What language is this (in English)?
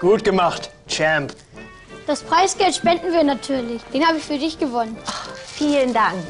German